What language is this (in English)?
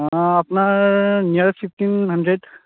Assamese